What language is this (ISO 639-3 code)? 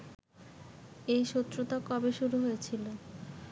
ben